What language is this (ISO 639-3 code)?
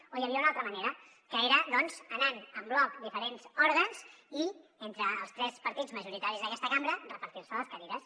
cat